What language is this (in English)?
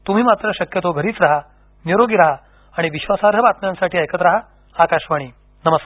Marathi